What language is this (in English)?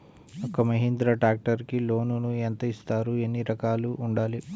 Telugu